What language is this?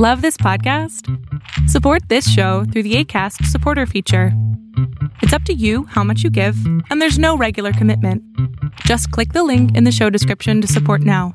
Spanish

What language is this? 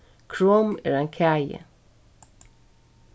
Faroese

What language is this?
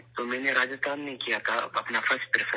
Urdu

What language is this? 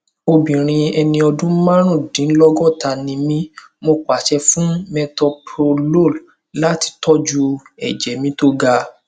Yoruba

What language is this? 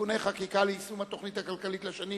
Hebrew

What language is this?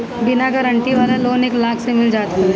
Bhojpuri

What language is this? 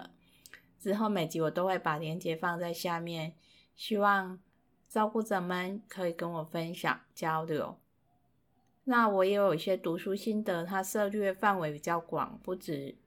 Chinese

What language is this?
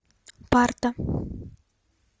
Russian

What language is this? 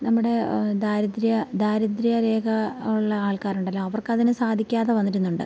Malayalam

